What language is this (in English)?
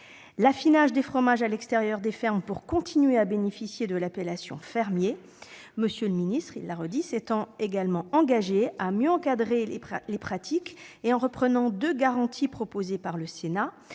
French